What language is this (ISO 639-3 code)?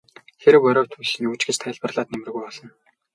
mon